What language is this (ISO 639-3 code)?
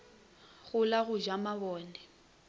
nso